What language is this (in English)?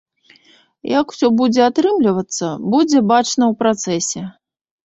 Belarusian